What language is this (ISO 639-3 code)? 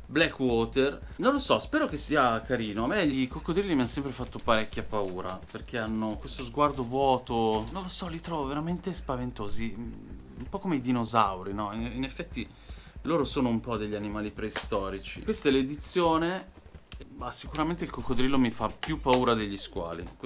ita